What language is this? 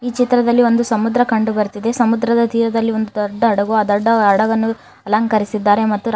Kannada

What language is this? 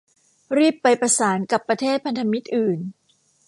Thai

